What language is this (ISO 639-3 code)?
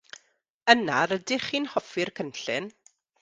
cym